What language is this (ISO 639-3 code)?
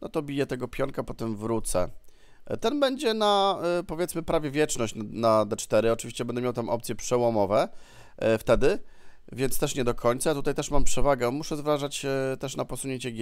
pol